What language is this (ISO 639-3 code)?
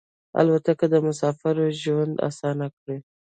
pus